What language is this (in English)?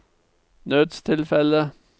Norwegian